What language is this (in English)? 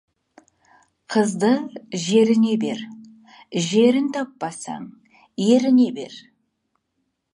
Kazakh